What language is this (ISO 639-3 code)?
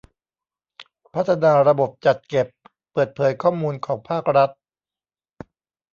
tha